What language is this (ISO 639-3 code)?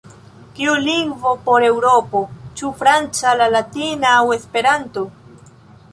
epo